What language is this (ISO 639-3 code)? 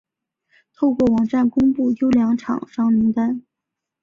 zho